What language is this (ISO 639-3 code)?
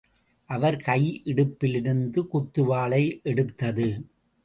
tam